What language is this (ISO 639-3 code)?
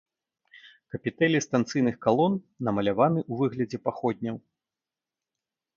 bel